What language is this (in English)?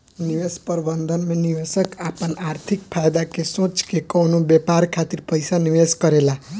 Bhojpuri